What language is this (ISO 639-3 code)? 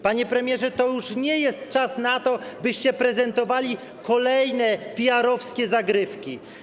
pol